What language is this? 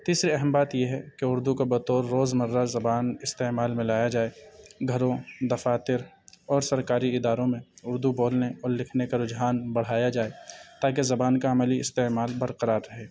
Urdu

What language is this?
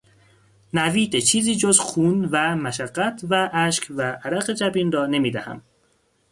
Persian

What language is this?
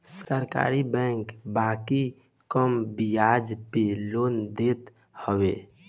Bhojpuri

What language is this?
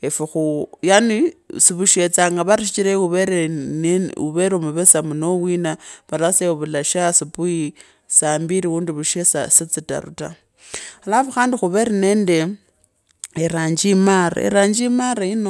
Kabras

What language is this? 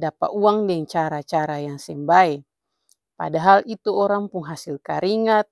Ambonese Malay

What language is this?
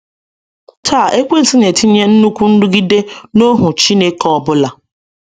Igbo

